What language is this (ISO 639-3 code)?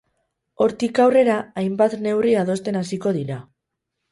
eus